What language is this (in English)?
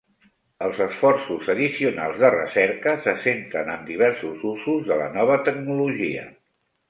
Catalan